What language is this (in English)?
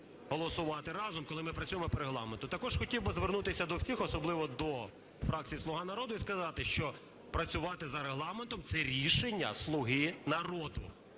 Ukrainian